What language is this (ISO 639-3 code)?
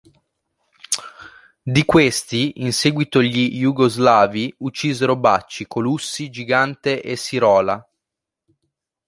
ita